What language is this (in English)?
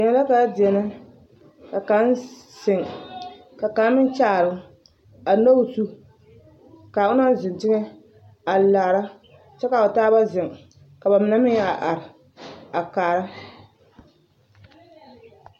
Southern Dagaare